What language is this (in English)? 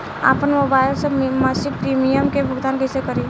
Bhojpuri